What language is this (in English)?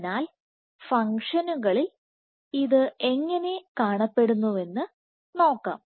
Malayalam